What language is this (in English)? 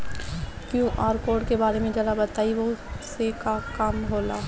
Bhojpuri